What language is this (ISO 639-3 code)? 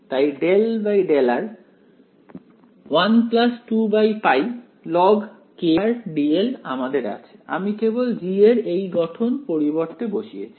ben